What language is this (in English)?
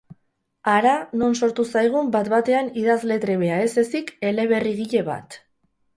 Basque